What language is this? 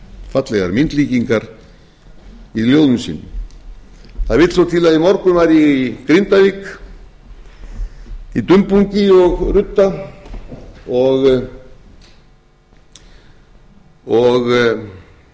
Icelandic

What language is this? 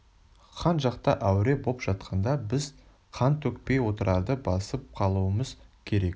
Kazakh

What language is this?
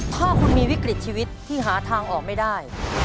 Thai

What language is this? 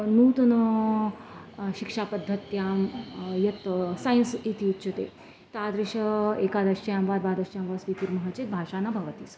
Sanskrit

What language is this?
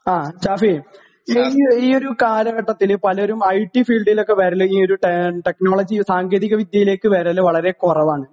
Malayalam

